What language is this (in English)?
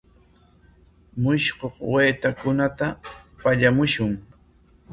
Corongo Ancash Quechua